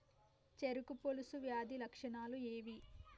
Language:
Telugu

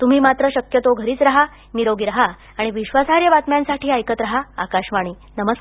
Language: Marathi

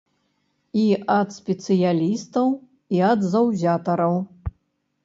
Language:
Belarusian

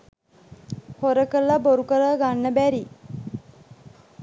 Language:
Sinhala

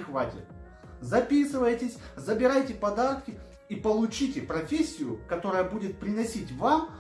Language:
Russian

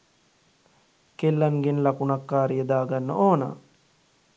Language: Sinhala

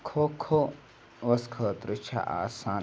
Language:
Kashmiri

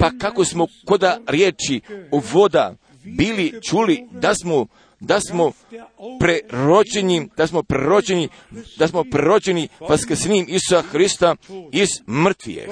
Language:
Croatian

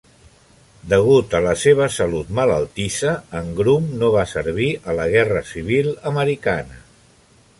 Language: Catalan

